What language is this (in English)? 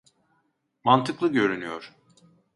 Turkish